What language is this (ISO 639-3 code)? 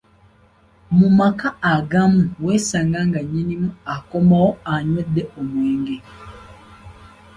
lug